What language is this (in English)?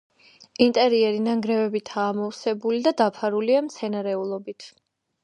Georgian